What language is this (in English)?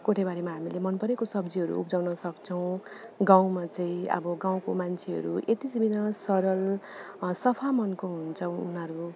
Nepali